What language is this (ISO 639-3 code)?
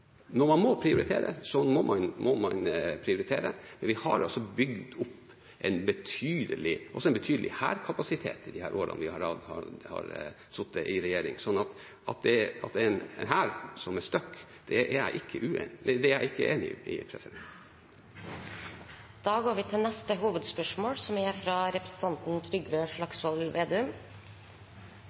nor